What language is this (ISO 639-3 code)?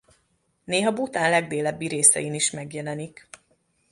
hun